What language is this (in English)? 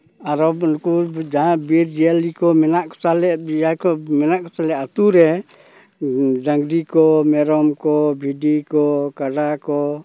Santali